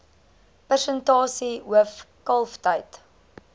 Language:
Afrikaans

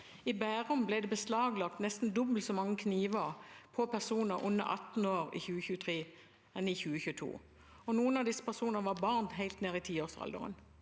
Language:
Norwegian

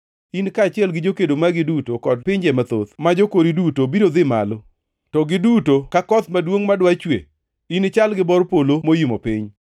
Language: Luo (Kenya and Tanzania)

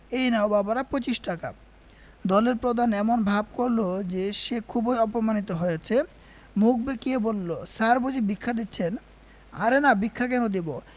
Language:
Bangla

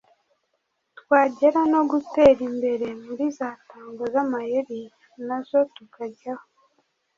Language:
Kinyarwanda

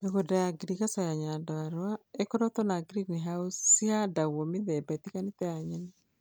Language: Kikuyu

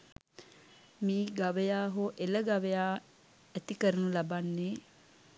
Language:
Sinhala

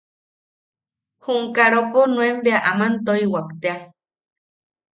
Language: Yaqui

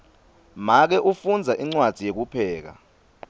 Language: Swati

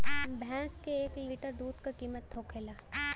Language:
Bhojpuri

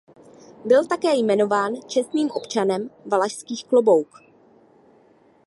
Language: Czech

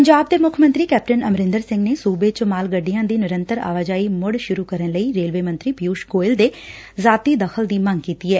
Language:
Punjabi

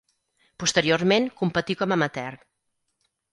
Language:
Catalan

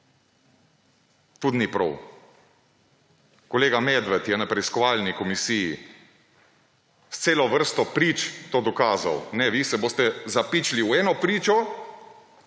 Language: Slovenian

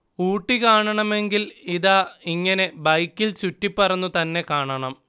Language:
Malayalam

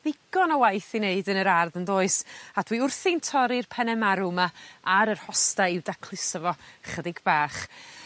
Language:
Welsh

